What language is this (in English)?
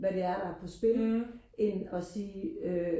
Danish